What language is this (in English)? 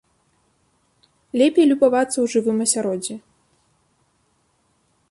Belarusian